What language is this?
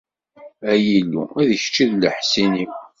Kabyle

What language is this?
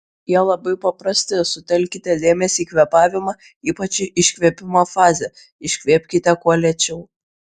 Lithuanian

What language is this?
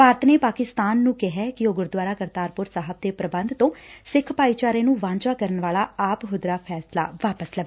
Punjabi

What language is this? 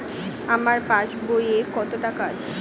Bangla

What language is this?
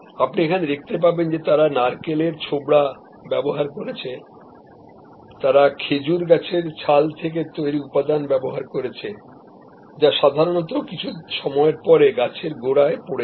Bangla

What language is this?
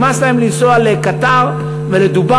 Hebrew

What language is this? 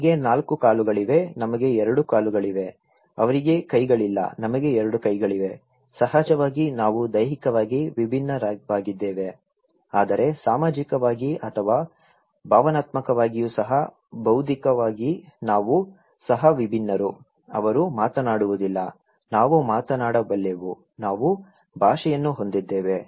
Kannada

